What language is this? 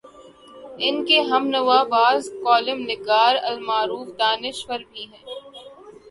Urdu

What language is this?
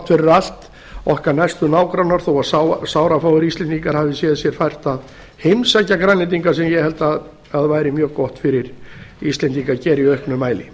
Icelandic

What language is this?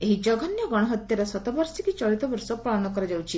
Odia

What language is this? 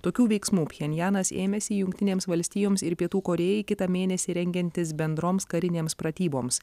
Lithuanian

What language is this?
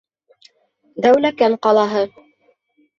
Bashkir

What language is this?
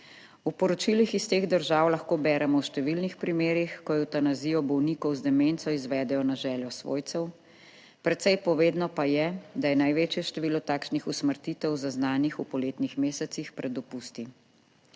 Slovenian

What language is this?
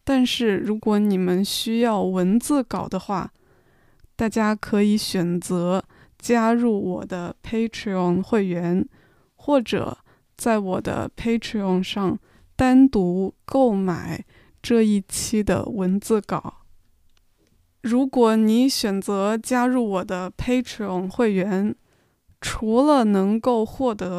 Chinese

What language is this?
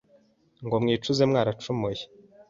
Kinyarwanda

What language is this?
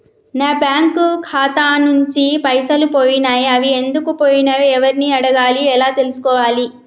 Telugu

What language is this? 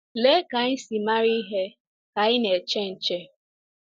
Igbo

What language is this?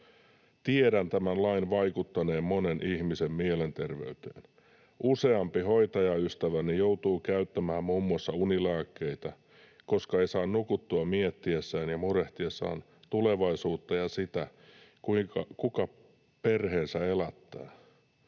Finnish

